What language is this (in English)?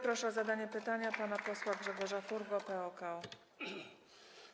Polish